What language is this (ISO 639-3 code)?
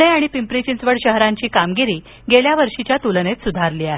mar